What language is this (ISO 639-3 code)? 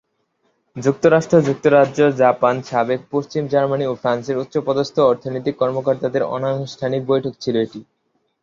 ben